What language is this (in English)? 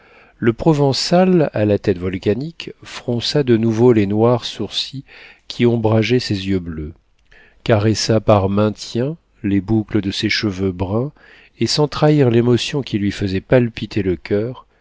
French